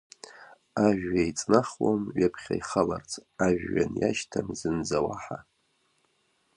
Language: Abkhazian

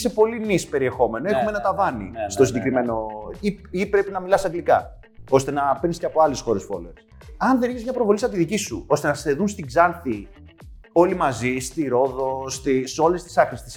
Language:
Greek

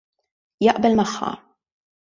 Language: Maltese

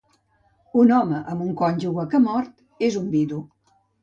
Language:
Catalan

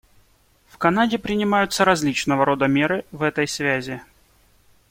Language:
Russian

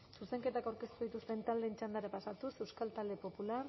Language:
Basque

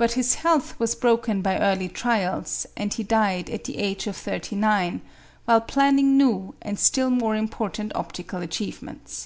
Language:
English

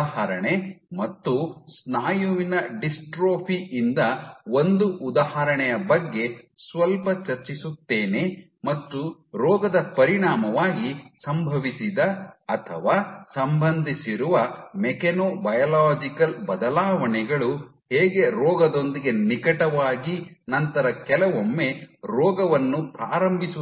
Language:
Kannada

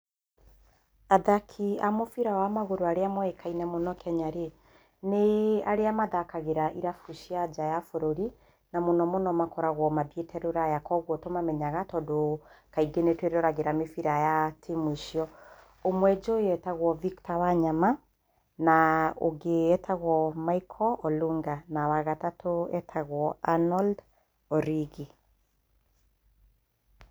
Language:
Kikuyu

